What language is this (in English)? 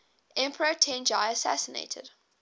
English